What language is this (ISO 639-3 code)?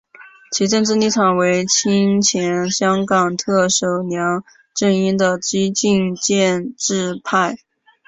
zho